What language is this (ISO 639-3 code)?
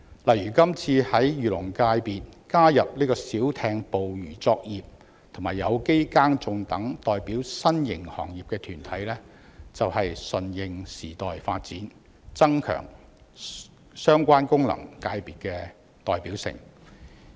yue